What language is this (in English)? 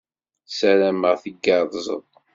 Kabyle